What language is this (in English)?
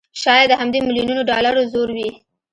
Pashto